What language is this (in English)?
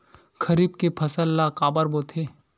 Chhattisgarhi